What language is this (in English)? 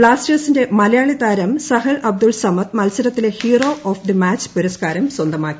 Malayalam